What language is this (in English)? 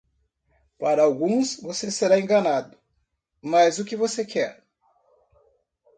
Portuguese